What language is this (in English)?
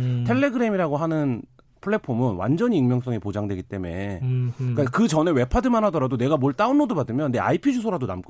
Korean